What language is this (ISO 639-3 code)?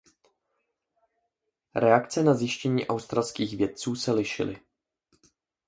ces